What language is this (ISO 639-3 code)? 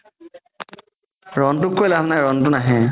asm